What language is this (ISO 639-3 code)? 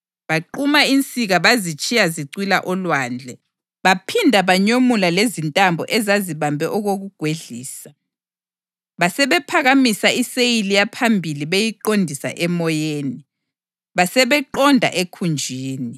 nde